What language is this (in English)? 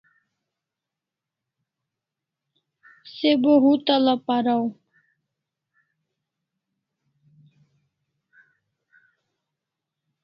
Kalasha